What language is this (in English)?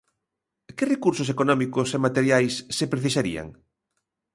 Galician